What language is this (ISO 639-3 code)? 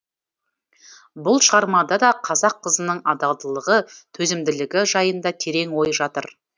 kaz